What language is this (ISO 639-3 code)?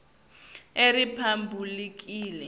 ssw